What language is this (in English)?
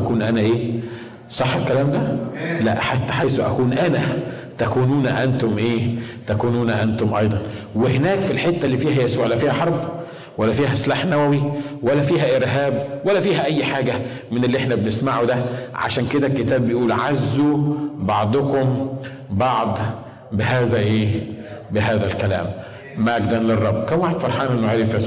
Arabic